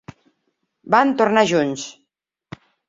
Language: Catalan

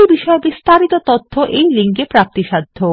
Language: Bangla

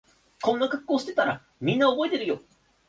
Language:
Japanese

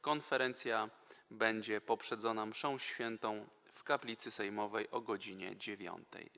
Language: Polish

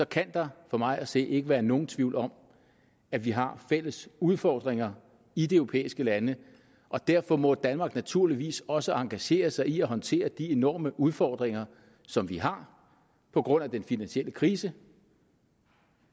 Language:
Danish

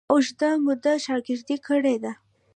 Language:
Pashto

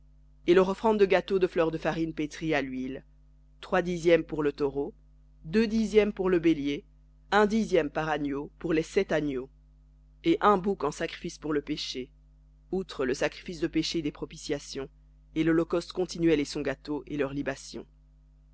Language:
French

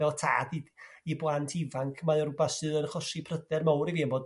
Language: Welsh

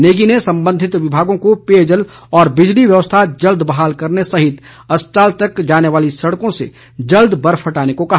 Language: Hindi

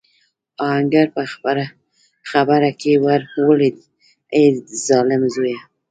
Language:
Pashto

